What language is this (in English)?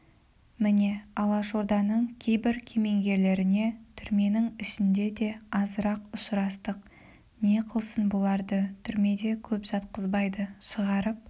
Kazakh